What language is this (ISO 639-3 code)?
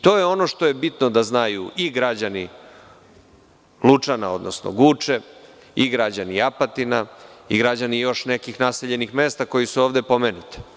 srp